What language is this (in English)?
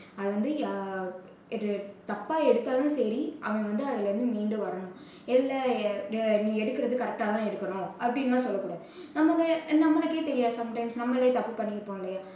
Tamil